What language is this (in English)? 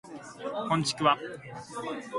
Japanese